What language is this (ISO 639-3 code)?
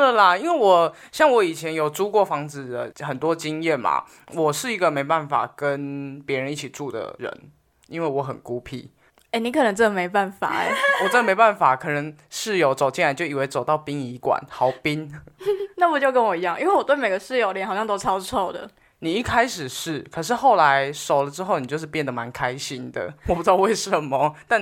zho